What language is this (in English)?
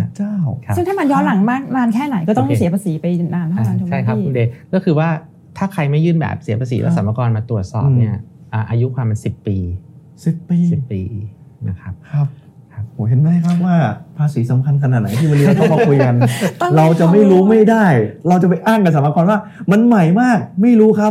Thai